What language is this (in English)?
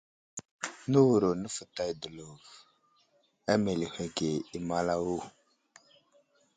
Wuzlam